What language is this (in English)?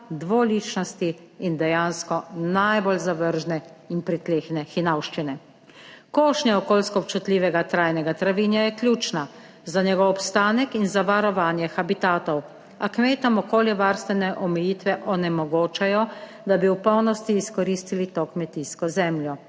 Slovenian